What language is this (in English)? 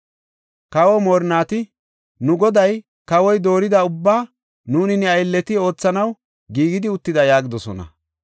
Gofa